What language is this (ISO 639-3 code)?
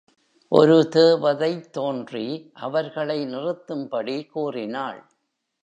tam